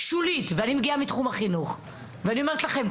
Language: Hebrew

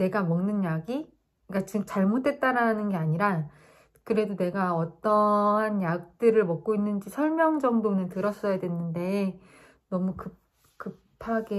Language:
Korean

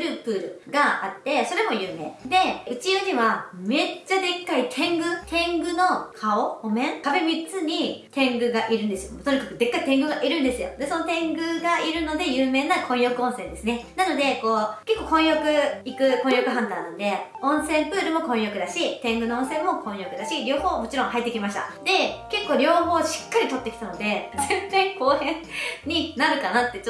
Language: Japanese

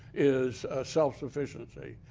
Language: English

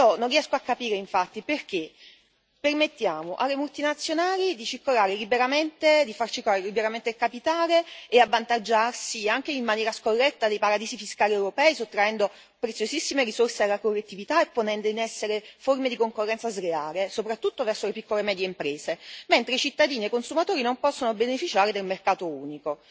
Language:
Italian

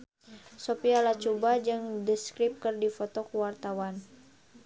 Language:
Sundanese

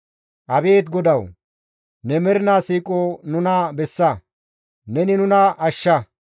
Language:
Gamo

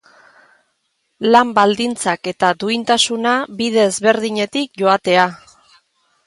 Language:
Basque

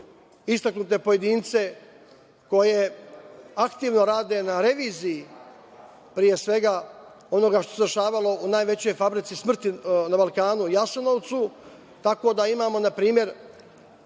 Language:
Serbian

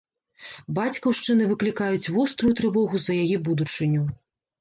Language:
Belarusian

